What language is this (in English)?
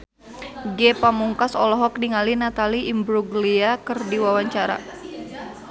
Sundanese